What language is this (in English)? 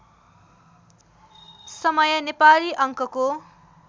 Nepali